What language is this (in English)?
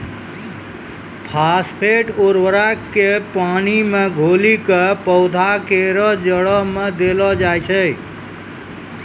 Maithili